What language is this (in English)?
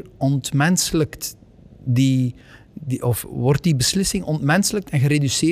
Dutch